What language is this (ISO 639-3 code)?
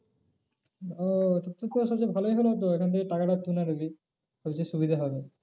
ben